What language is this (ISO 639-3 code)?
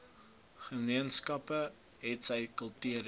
afr